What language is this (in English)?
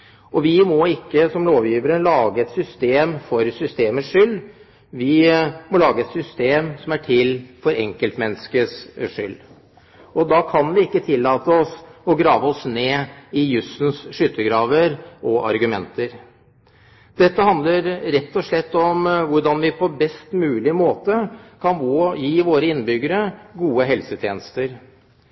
Norwegian Bokmål